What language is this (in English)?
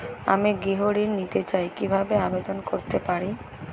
Bangla